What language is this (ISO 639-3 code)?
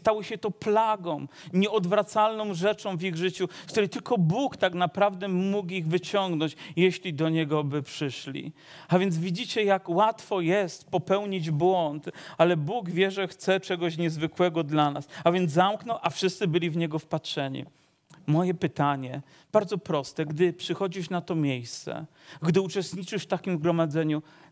pol